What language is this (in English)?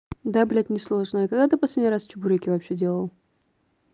Russian